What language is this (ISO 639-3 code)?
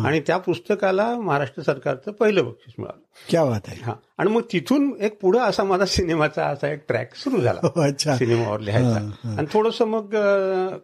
mar